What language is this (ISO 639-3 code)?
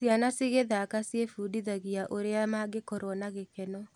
kik